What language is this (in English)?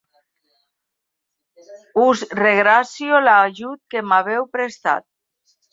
Catalan